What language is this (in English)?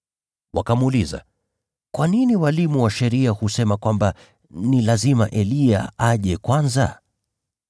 Swahili